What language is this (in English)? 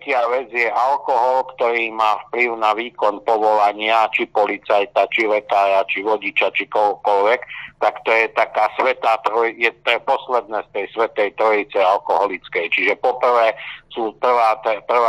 Slovak